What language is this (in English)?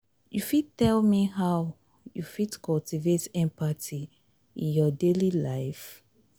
Nigerian Pidgin